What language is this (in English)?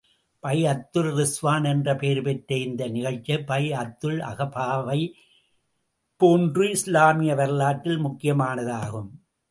Tamil